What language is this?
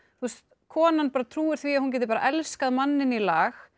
Icelandic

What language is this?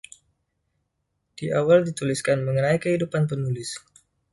Indonesian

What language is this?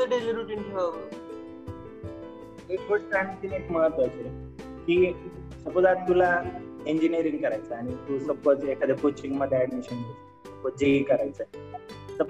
Marathi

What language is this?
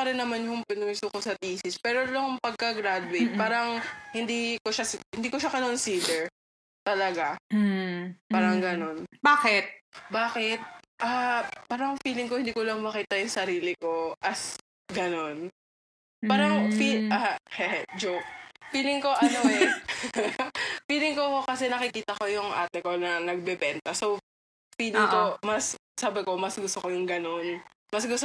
Filipino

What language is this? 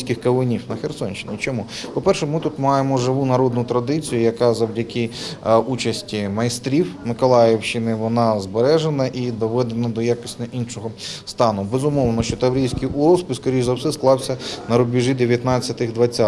Ukrainian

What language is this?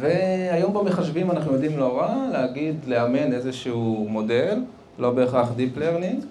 Hebrew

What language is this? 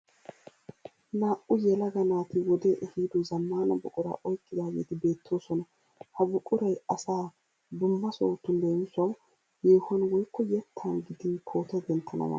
Wolaytta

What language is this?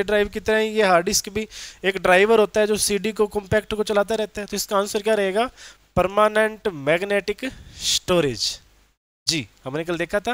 Hindi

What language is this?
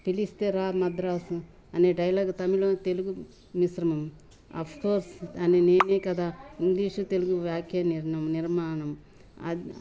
Telugu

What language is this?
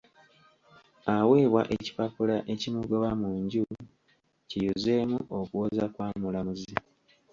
Ganda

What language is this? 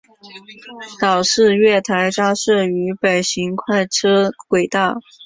Chinese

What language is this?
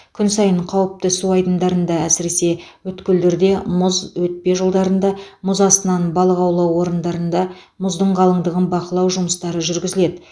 Kazakh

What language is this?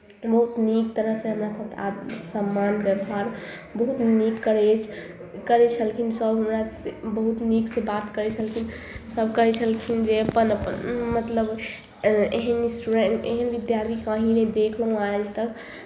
Maithili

